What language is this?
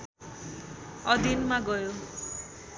Nepali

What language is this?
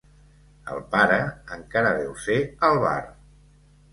Catalan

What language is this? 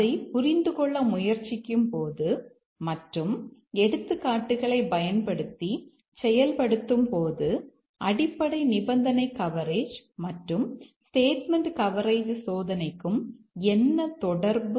Tamil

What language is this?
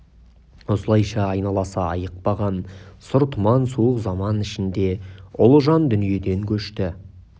Kazakh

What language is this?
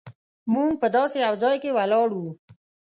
Pashto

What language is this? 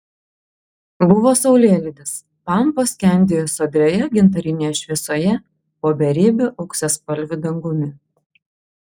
Lithuanian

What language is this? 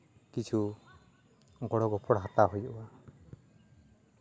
Santali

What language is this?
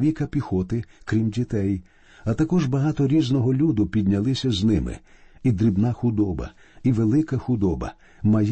Ukrainian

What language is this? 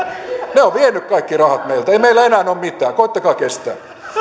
Finnish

